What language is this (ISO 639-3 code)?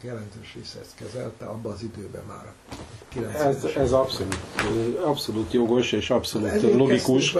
hun